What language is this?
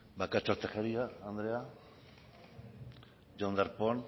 Basque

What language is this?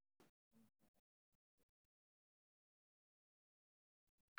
Somali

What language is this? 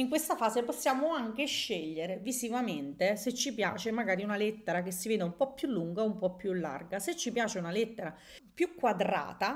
Italian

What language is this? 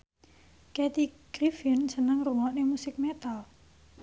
Javanese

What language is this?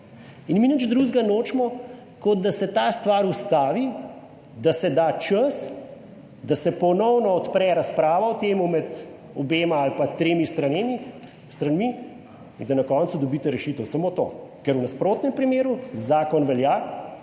Slovenian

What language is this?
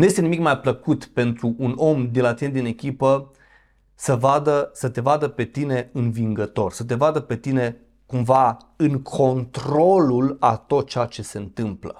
Romanian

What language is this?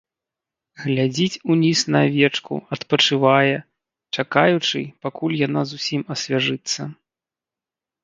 Belarusian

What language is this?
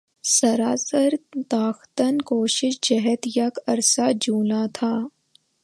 Urdu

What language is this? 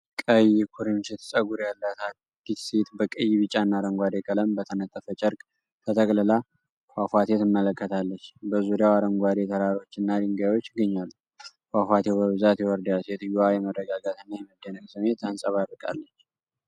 Amharic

